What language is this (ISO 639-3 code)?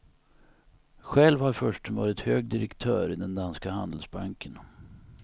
swe